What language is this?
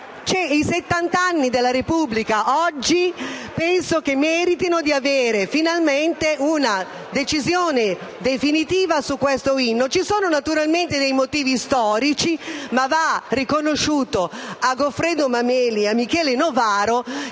Italian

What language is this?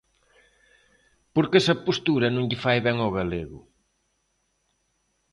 Galician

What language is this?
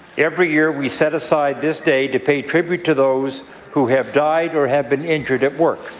English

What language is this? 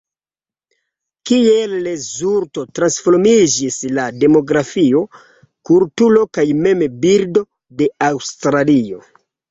Esperanto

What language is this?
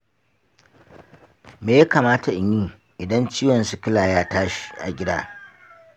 Hausa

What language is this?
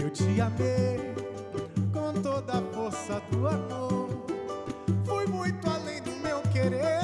Portuguese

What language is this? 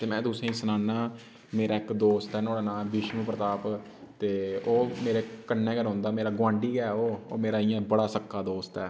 Dogri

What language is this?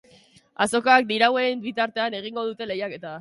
Basque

